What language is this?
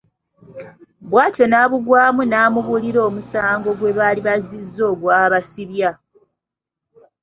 Ganda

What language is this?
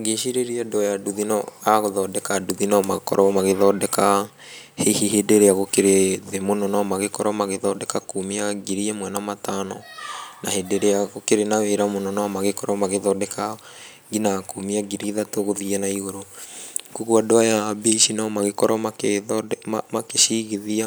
Kikuyu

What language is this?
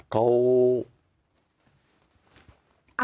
Thai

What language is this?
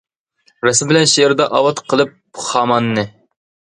Uyghur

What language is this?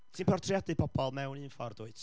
Welsh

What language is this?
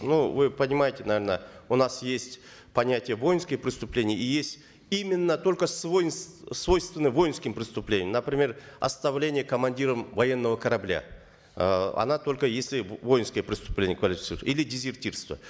Kazakh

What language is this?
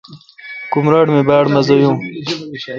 Kalkoti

